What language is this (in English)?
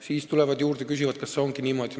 Estonian